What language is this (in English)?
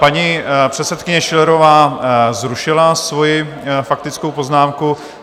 Czech